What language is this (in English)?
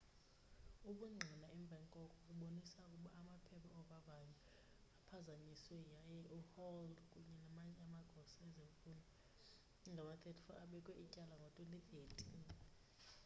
Xhosa